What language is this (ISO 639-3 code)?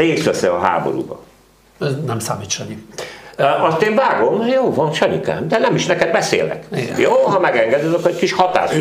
hun